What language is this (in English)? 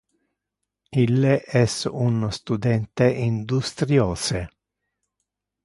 Interlingua